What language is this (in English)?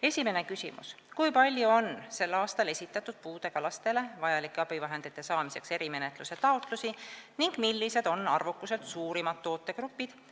Estonian